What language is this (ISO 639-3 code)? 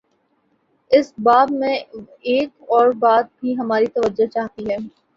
urd